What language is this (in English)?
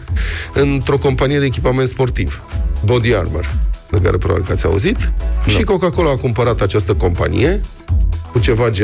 Romanian